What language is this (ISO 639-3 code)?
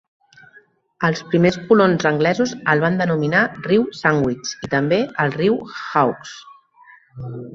cat